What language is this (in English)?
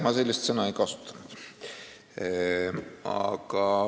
Estonian